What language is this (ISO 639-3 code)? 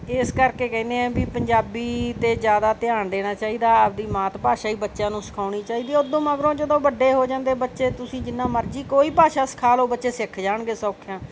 pan